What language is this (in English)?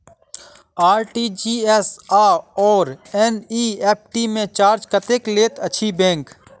Maithili